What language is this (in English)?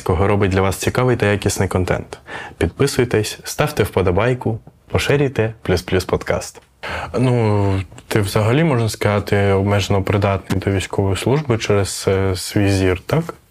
Ukrainian